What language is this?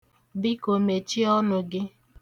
Igbo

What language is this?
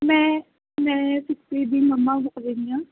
Punjabi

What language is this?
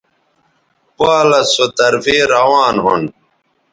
Bateri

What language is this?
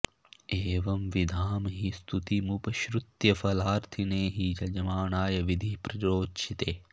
Sanskrit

